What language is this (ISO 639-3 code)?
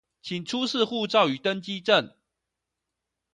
zho